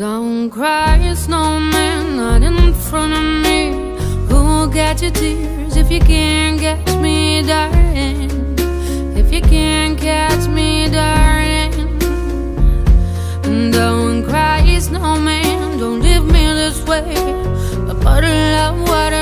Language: Malay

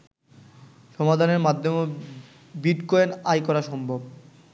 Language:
Bangla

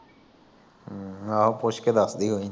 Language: Punjabi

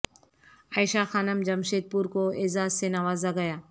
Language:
Urdu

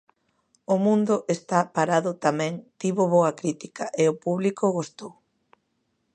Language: Galician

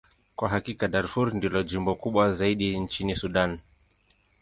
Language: Swahili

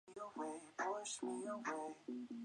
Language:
Chinese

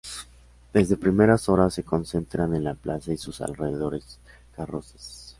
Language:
Spanish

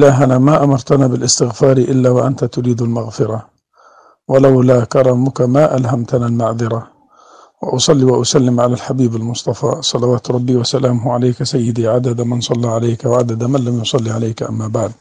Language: Arabic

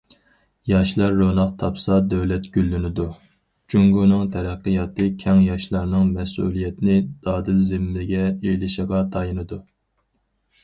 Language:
Uyghur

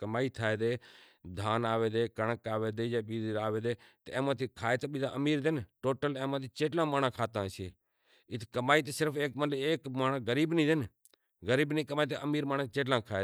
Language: Kachi Koli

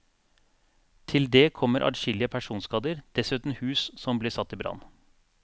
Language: Norwegian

